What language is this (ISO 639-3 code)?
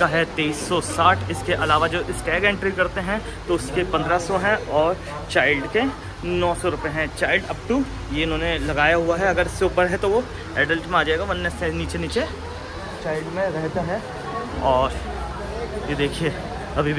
hin